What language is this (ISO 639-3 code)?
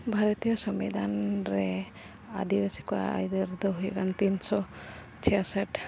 sat